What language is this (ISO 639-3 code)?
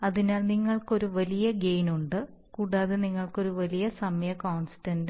mal